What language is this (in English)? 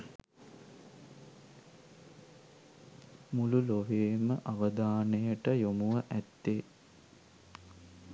Sinhala